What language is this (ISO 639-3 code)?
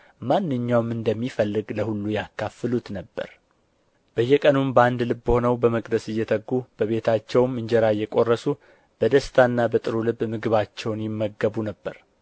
amh